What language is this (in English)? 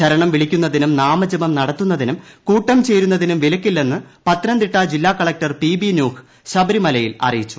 Malayalam